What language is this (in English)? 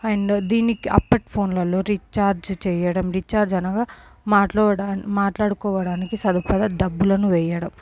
Telugu